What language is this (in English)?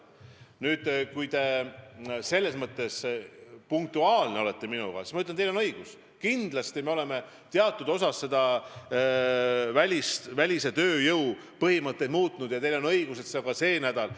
Estonian